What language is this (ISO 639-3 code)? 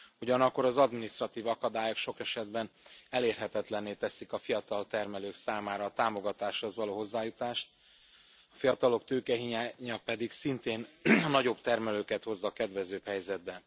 hun